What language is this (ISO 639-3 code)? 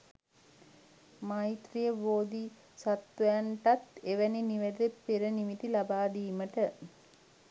sin